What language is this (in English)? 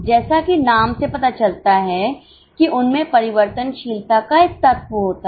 Hindi